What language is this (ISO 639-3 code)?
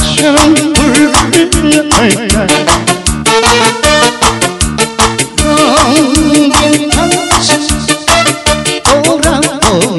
ron